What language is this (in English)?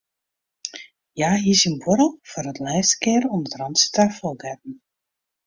Western Frisian